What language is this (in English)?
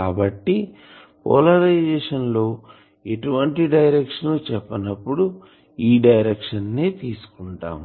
Telugu